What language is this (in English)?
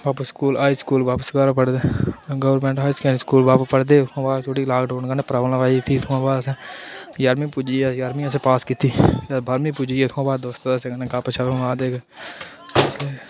Dogri